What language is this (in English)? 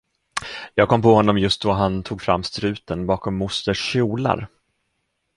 Swedish